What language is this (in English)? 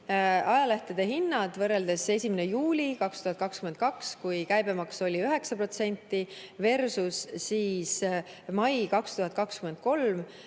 Estonian